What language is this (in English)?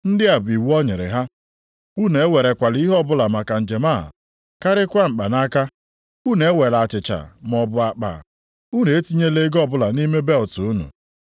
Igbo